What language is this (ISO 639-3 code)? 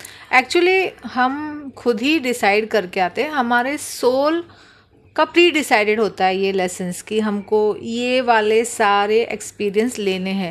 hin